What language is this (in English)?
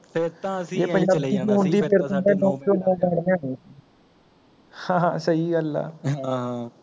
Punjabi